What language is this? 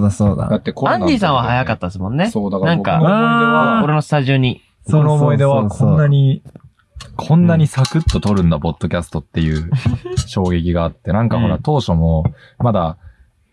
Japanese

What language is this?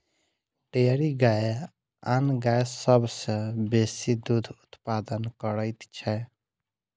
Maithili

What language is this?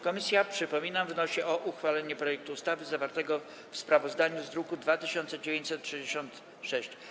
Polish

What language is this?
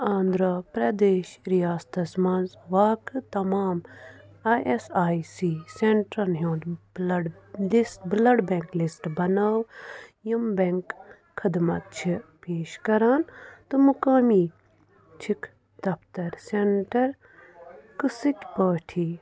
Kashmiri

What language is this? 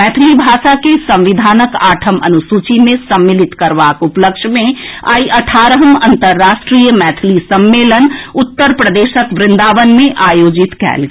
Maithili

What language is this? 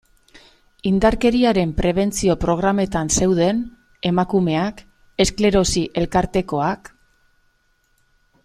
Basque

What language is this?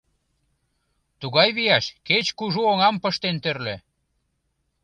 Mari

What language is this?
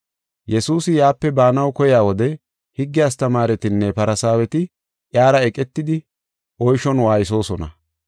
Gofa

